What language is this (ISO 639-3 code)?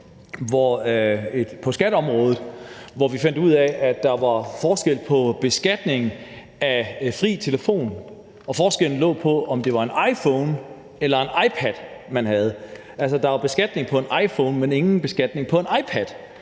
dan